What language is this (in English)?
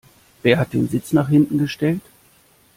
German